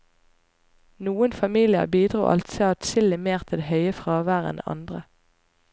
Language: Norwegian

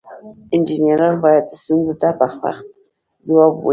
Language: Pashto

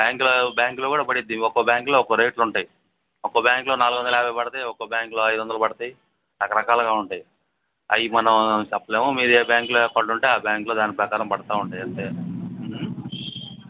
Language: Telugu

